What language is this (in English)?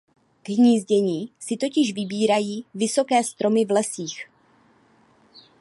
Czech